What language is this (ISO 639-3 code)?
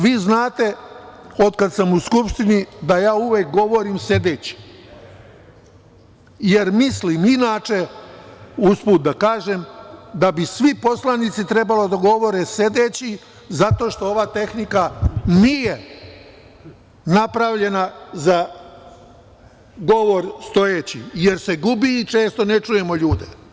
srp